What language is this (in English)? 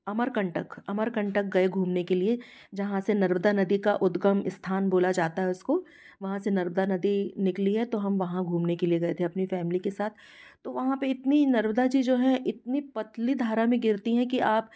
Hindi